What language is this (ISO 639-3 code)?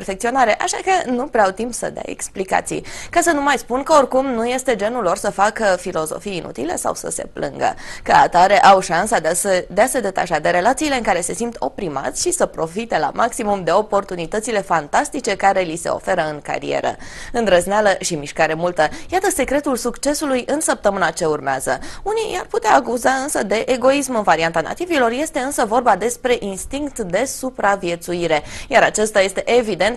ron